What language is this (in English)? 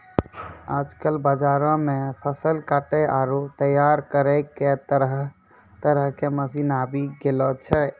Maithili